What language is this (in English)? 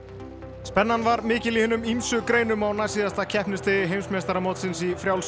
Icelandic